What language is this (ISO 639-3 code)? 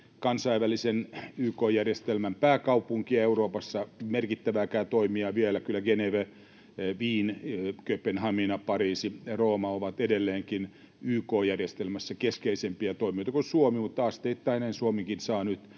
fin